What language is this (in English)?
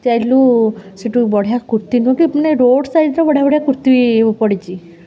Odia